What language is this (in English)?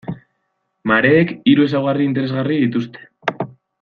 Basque